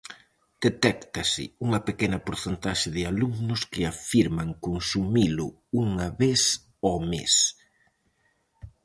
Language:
Galician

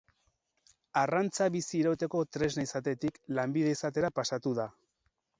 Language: Basque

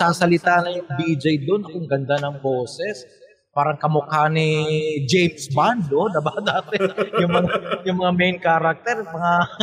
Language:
Filipino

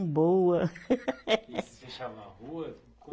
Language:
Portuguese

